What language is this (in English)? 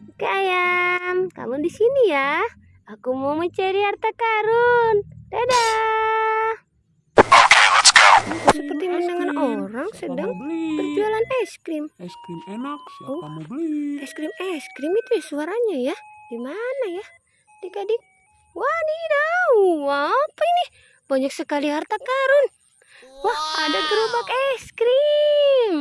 Indonesian